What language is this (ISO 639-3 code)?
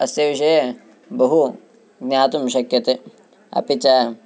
san